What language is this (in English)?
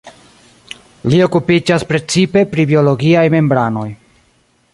Esperanto